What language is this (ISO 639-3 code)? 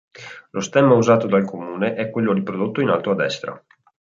ita